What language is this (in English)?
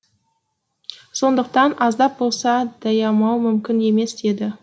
Kazakh